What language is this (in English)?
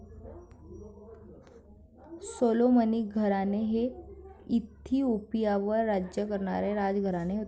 Marathi